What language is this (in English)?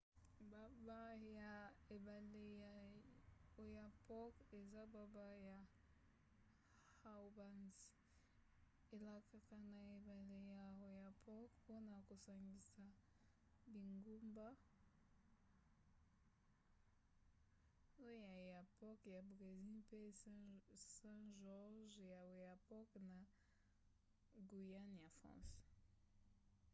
Lingala